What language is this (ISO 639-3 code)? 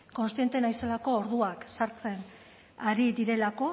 eus